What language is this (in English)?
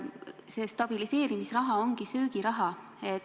Estonian